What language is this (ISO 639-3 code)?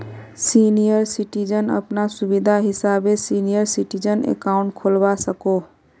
mag